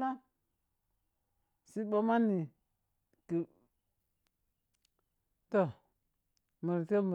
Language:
Piya-Kwonci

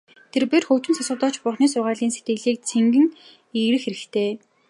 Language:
Mongolian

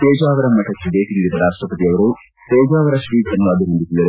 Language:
Kannada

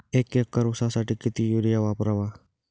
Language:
Marathi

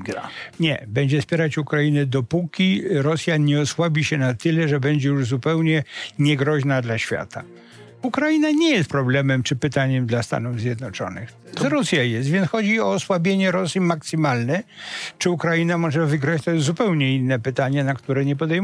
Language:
Polish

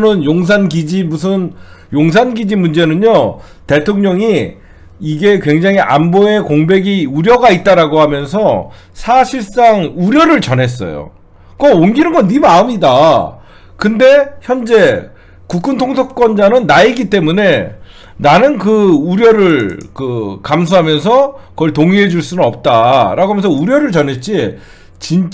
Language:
Korean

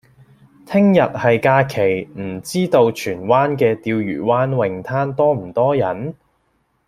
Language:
Cantonese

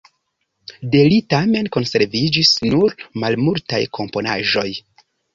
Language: Esperanto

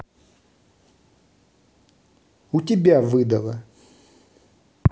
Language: Russian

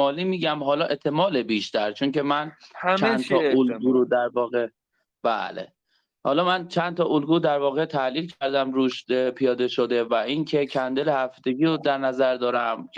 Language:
Persian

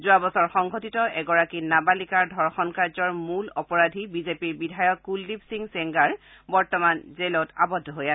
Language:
Assamese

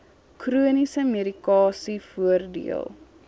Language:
Afrikaans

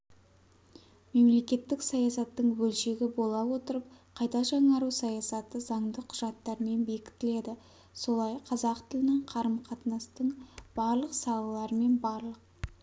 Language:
Kazakh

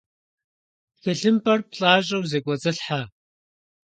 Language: Kabardian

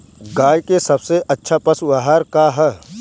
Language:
Bhojpuri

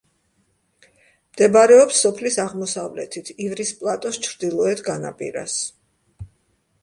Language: Georgian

